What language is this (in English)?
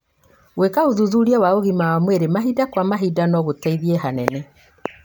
Kikuyu